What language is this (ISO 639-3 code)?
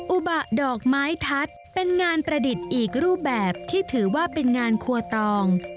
tha